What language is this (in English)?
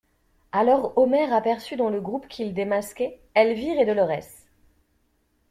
French